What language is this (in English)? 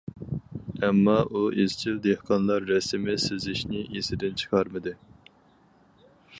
Uyghur